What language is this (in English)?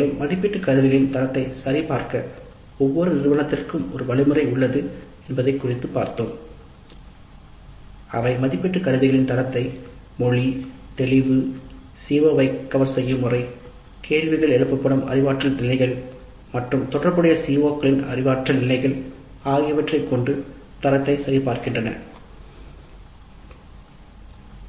Tamil